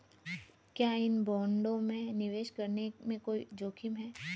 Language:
Hindi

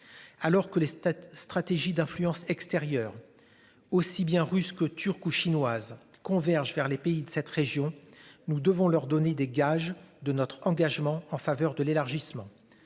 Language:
French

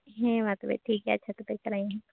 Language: Santali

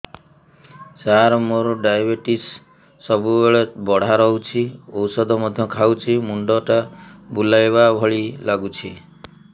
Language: Odia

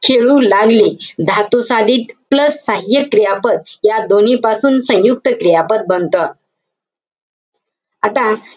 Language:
Marathi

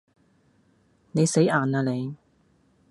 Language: Cantonese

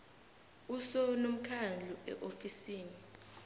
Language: South Ndebele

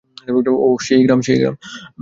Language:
Bangla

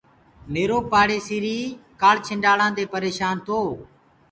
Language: Gurgula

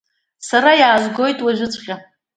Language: Abkhazian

